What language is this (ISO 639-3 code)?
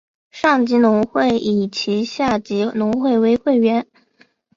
zho